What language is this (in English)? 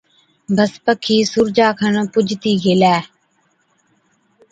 Od